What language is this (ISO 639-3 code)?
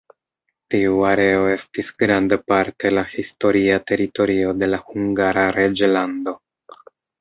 epo